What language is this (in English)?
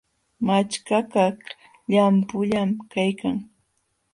Jauja Wanca Quechua